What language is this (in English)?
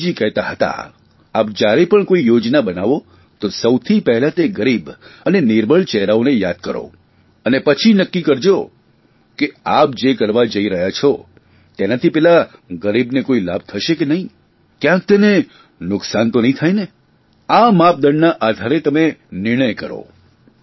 Gujarati